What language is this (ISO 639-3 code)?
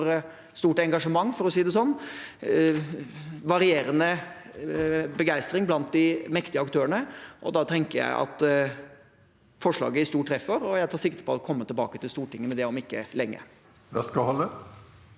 nor